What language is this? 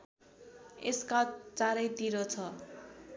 Nepali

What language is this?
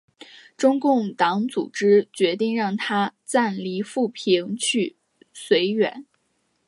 Chinese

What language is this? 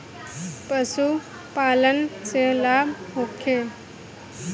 Bhojpuri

